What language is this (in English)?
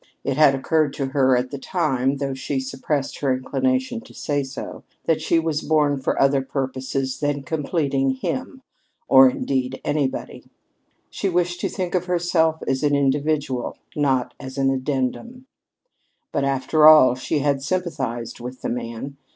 English